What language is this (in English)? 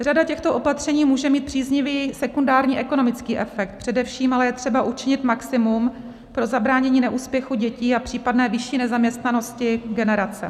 Czech